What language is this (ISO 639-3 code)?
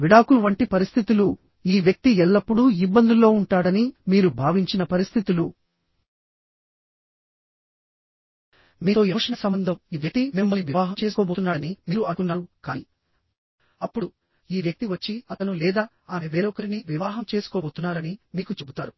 tel